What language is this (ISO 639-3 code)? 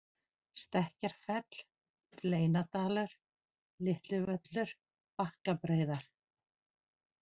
isl